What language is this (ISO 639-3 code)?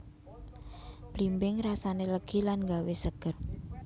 jav